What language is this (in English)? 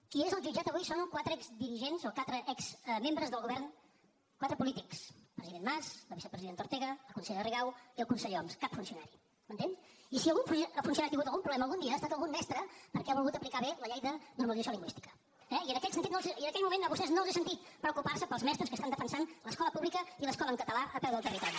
Catalan